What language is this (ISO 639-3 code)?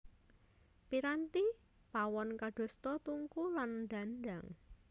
jav